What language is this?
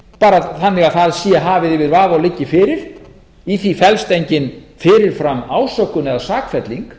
Icelandic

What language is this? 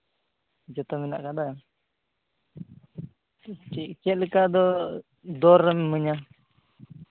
Santali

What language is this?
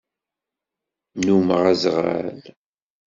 Kabyle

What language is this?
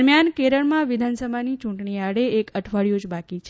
Gujarati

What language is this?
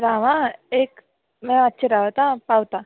Konkani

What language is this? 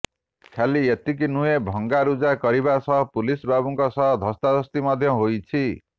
Odia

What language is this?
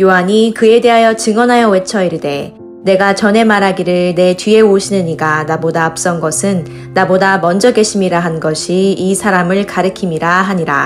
Korean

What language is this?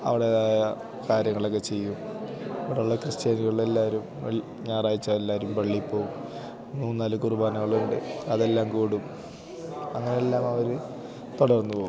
Malayalam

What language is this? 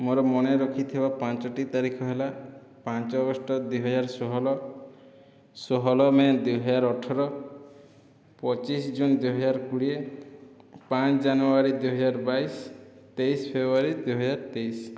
Odia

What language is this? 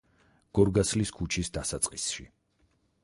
Georgian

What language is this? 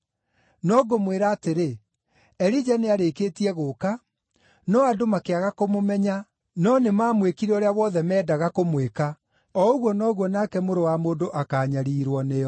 Kikuyu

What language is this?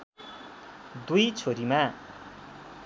Nepali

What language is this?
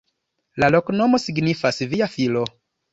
Esperanto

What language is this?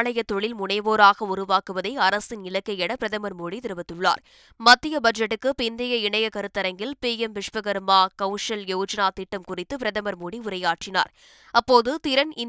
Tamil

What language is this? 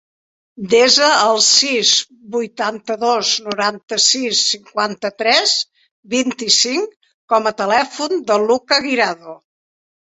Catalan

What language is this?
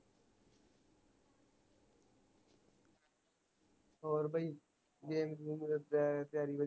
Punjabi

